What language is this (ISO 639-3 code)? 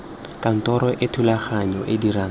tsn